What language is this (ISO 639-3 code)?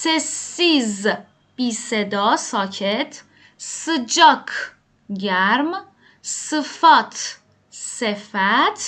fas